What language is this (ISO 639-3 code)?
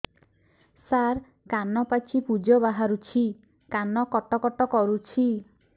ori